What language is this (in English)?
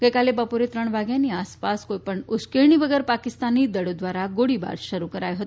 Gujarati